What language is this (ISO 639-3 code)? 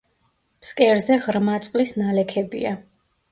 kat